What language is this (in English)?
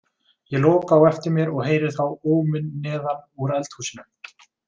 Icelandic